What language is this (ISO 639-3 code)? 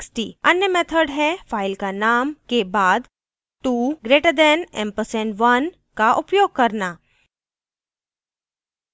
hin